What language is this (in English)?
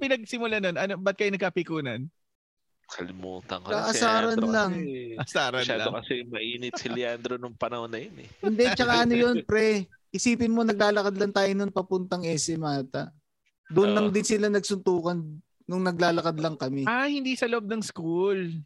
Filipino